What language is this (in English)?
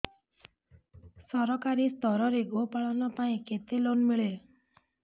Odia